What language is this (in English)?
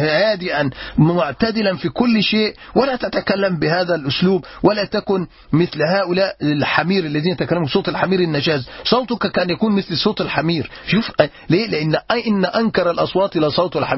Arabic